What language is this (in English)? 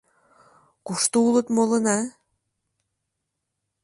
Mari